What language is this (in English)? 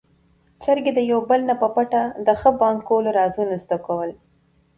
Pashto